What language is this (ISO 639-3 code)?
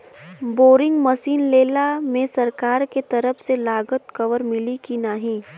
bho